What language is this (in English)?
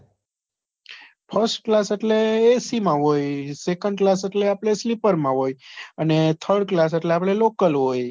Gujarati